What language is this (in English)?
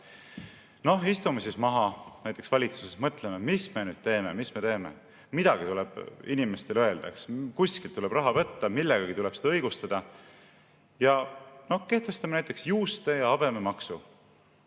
Estonian